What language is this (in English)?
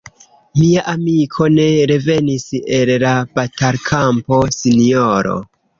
Esperanto